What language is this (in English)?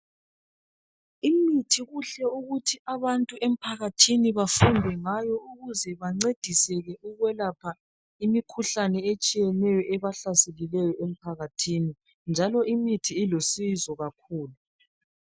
North Ndebele